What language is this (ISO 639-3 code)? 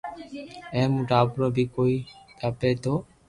lrk